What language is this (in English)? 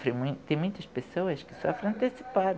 Portuguese